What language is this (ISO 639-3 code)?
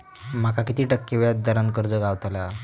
mar